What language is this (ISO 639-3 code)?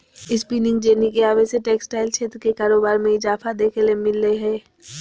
mag